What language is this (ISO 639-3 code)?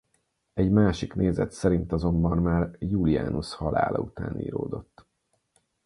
hun